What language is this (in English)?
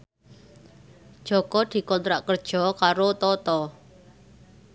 Javanese